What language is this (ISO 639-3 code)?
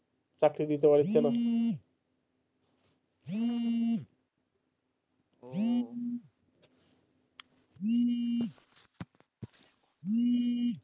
ben